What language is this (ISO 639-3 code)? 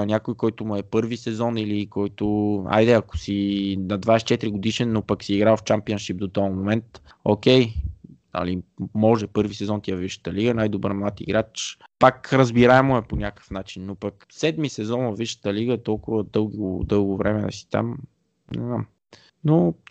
bul